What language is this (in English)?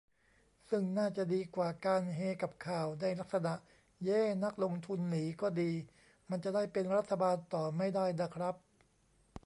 Thai